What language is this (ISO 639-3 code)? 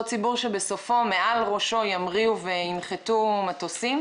heb